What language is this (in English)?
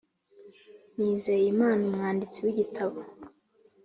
Kinyarwanda